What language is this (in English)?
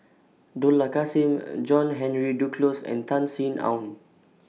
English